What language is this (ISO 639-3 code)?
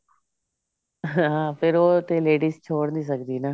pan